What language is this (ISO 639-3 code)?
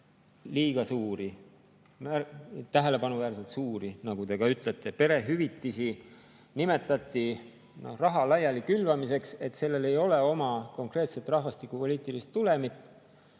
est